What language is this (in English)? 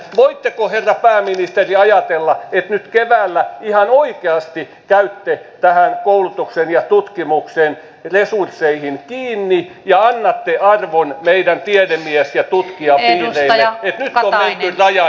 Finnish